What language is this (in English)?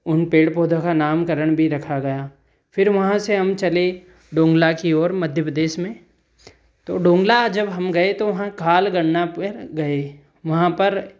Hindi